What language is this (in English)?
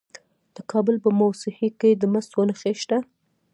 Pashto